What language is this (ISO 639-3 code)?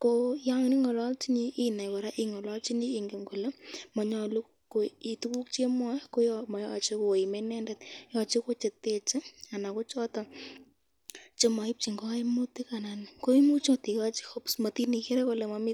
kln